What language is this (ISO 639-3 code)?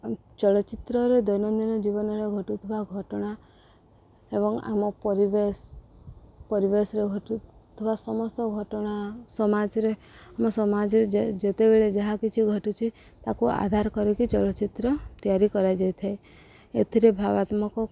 ori